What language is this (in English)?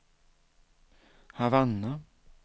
Swedish